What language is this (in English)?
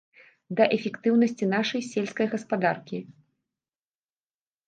Belarusian